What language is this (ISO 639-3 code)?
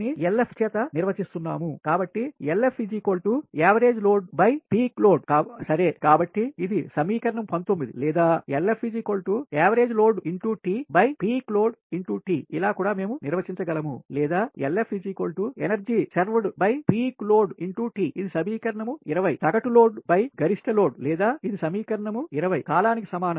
tel